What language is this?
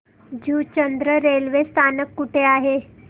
Marathi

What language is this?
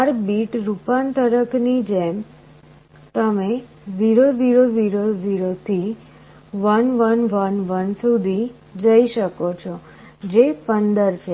Gujarati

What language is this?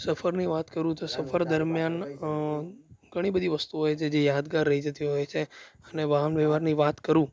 Gujarati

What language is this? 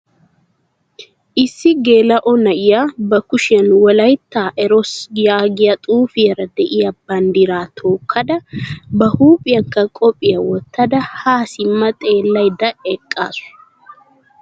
Wolaytta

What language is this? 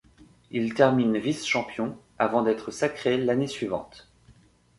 French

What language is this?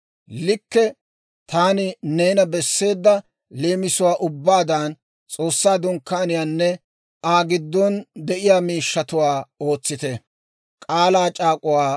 Dawro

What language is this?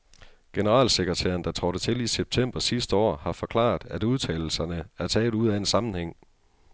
Danish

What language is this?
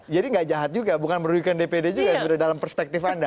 Indonesian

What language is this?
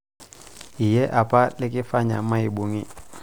Masai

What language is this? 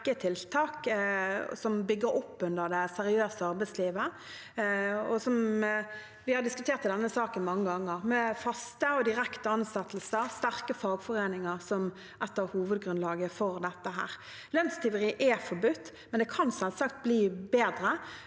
Norwegian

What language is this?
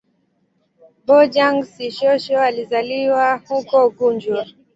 Swahili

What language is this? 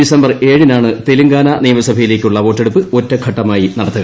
Malayalam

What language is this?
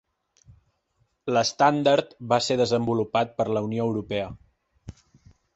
Catalan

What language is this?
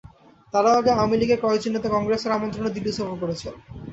Bangla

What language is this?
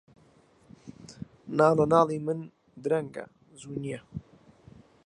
Central Kurdish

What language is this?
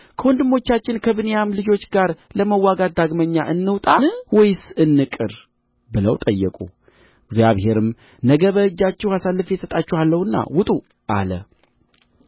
Amharic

